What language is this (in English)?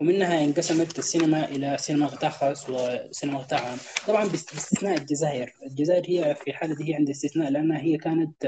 Arabic